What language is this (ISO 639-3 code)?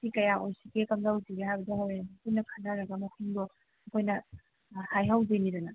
mni